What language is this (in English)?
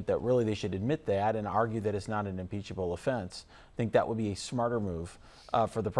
English